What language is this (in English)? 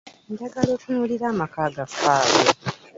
Ganda